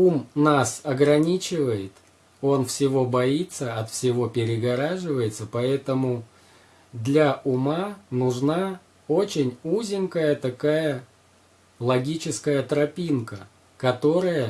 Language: Russian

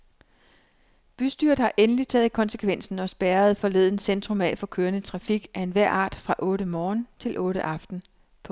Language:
Danish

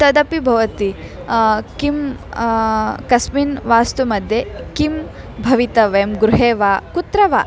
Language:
Sanskrit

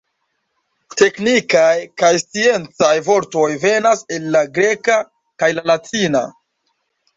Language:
Esperanto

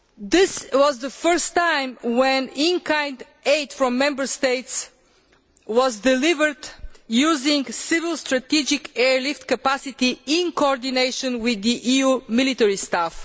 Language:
English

